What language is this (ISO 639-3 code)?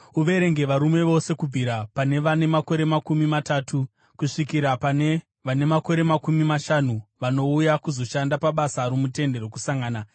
sna